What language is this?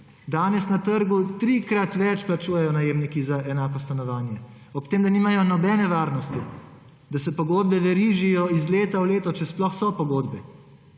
Slovenian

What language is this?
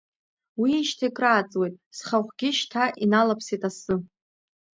Abkhazian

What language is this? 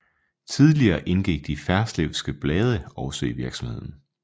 Danish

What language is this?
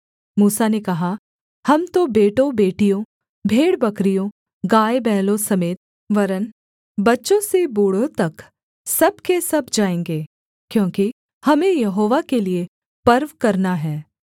Hindi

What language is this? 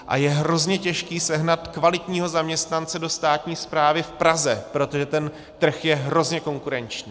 Czech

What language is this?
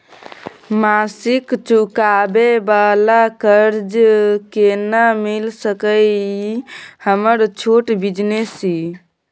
Maithili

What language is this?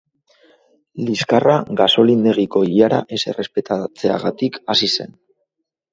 Basque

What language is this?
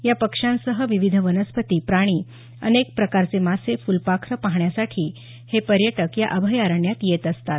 Marathi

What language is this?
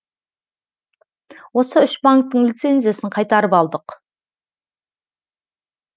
Kazakh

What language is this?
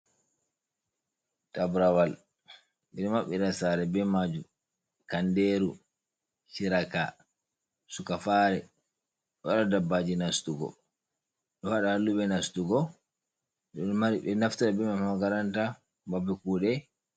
Fula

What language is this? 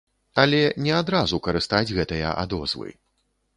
Belarusian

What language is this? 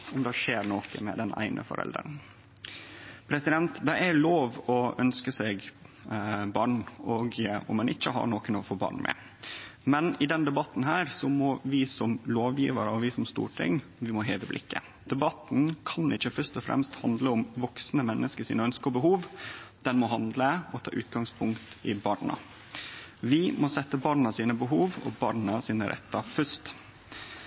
Norwegian Nynorsk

